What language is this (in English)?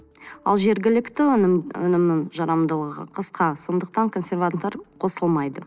Kazakh